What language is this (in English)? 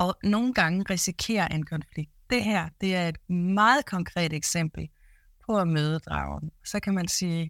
Danish